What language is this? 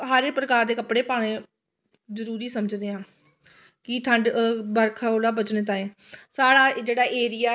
Dogri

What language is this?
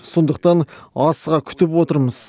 Kazakh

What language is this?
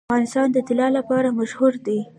Pashto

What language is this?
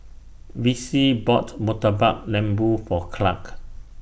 English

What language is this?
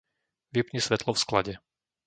Slovak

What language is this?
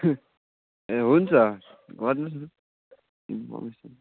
Nepali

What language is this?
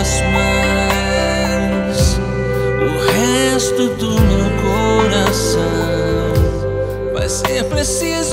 Romanian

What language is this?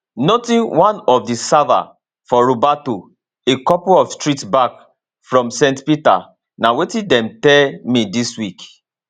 Nigerian Pidgin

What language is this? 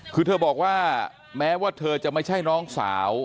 Thai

